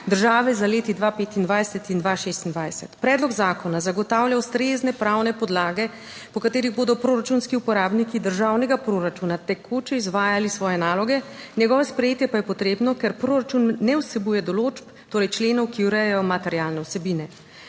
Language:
Slovenian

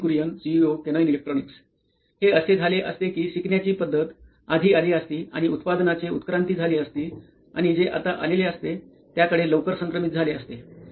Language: Marathi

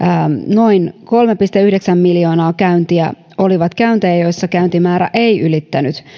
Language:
Finnish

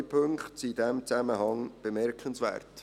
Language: Swiss German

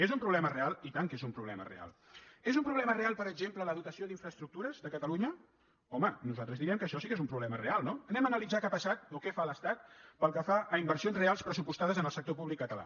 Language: Catalan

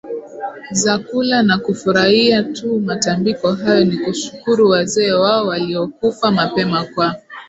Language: Swahili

